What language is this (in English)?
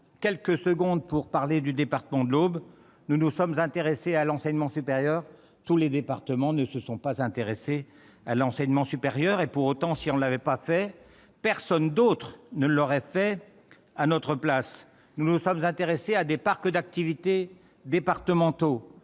French